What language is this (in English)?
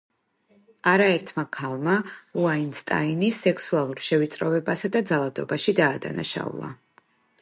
Georgian